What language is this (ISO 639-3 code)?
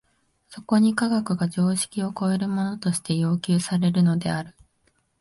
jpn